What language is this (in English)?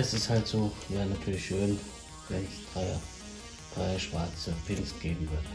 German